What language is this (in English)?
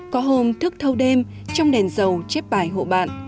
Vietnamese